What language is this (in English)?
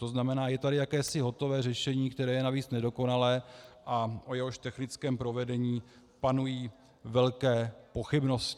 Czech